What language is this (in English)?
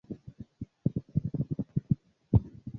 Swahili